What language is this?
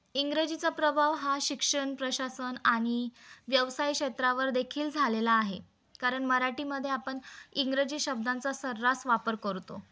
Marathi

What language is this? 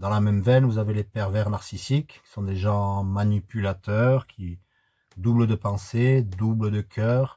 French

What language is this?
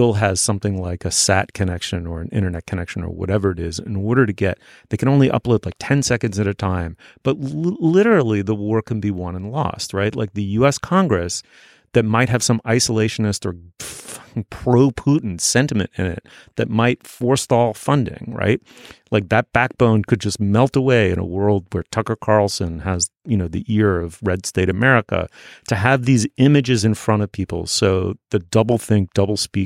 English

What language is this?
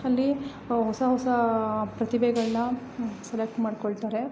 Kannada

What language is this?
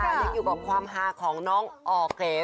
Thai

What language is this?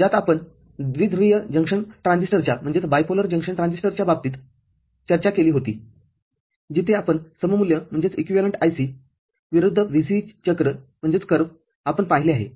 Marathi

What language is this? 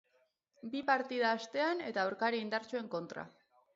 Basque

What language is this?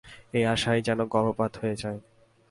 Bangla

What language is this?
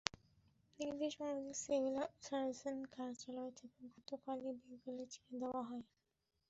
Bangla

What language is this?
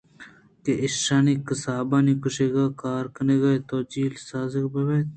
Eastern Balochi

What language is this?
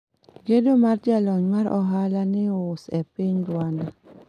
Luo (Kenya and Tanzania)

